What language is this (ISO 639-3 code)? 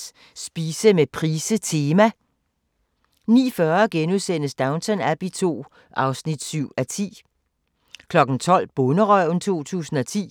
dan